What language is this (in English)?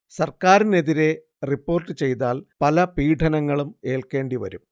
Malayalam